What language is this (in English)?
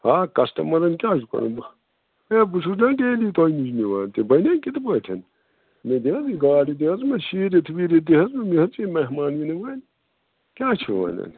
Kashmiri